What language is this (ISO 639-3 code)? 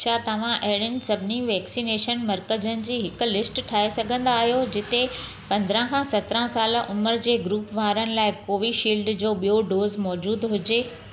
snd